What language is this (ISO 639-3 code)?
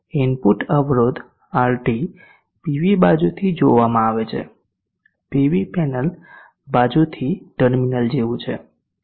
guj